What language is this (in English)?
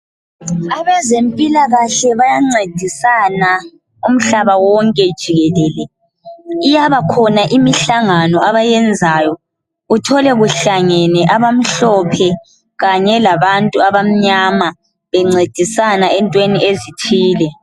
North Ndebele